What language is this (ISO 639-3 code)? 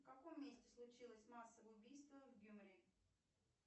rus